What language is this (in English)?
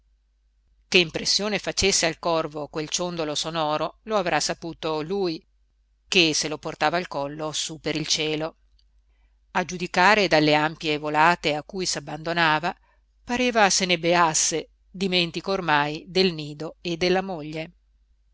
Italian